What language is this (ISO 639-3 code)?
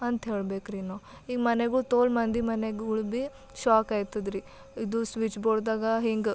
kan